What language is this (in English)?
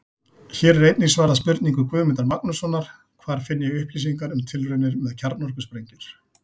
Icelandic